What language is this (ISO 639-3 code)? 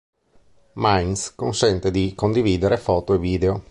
ita